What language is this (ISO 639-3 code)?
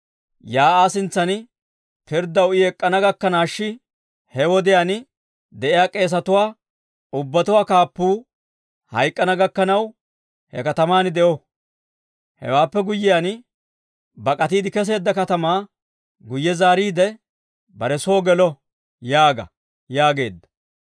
dwr